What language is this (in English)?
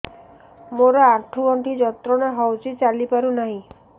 Odia